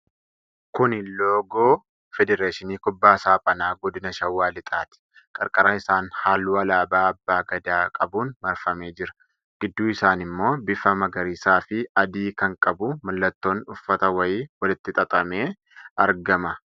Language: Oromo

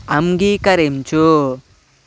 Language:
Telugu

